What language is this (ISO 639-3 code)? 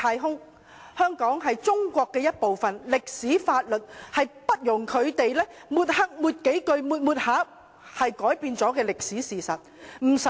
yue